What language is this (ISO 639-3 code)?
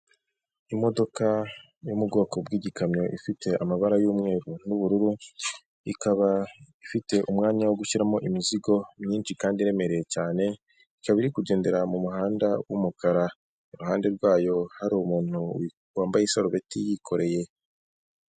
kin